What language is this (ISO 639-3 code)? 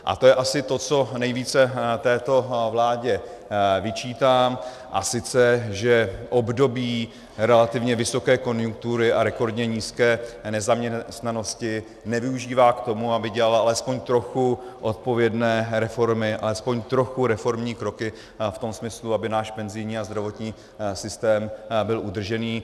ces